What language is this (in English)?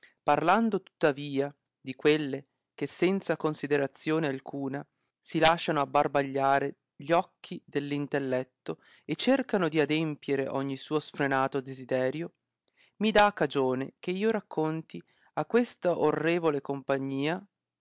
Italian